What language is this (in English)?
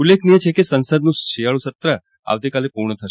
Gujarati